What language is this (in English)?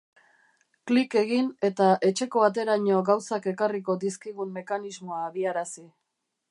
Basque